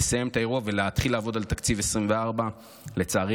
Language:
Hebrew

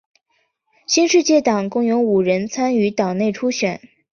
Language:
Chinese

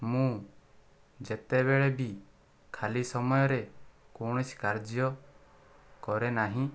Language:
Odia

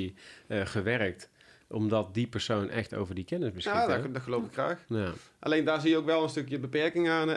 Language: Dutch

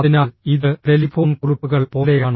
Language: Malayalam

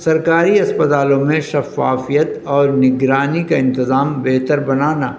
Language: Urdu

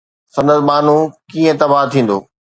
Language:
Sindhi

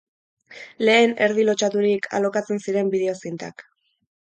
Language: Basque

